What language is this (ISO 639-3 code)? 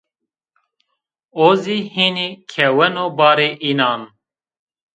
zza